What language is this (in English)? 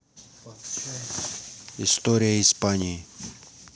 Russian